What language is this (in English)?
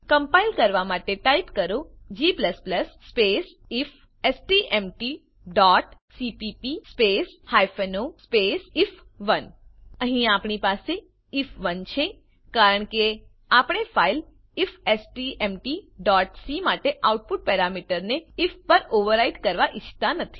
Gujarati